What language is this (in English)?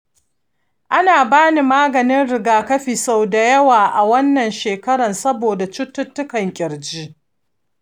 Hausa